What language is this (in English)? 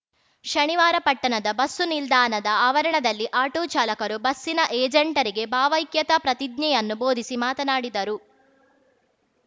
Kannada